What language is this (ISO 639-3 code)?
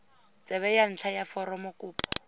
tsn